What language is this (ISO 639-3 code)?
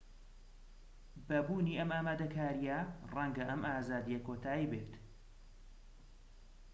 ckb